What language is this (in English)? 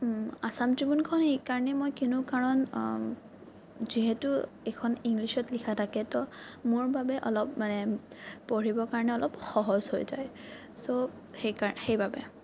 Assamese